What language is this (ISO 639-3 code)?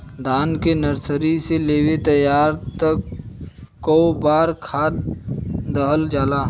bho